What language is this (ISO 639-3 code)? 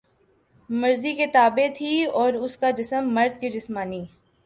urd